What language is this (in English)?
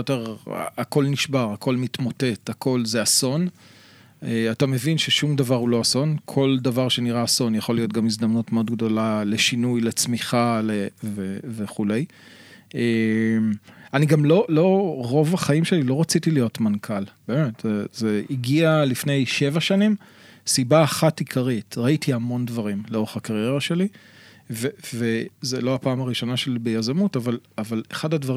Hebrew